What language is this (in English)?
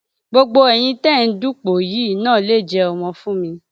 Yoruba